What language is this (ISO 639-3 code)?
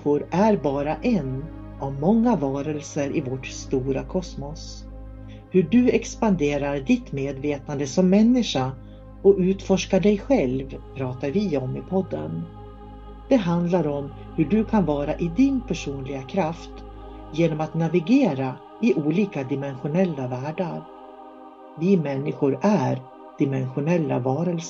swe